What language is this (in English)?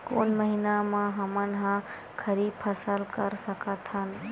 Chhattisgarhi